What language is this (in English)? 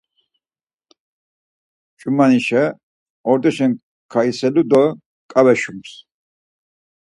Laz